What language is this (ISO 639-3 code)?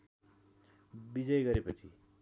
nep